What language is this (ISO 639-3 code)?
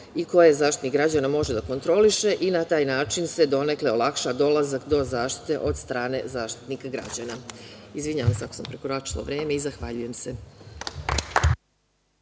srp